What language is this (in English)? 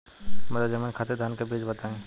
Bhojpuri